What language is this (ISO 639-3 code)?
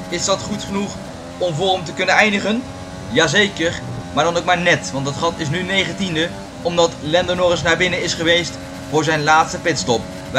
nld